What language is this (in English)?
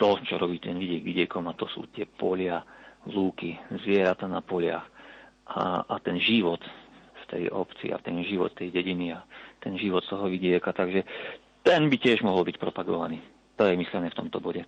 Slovak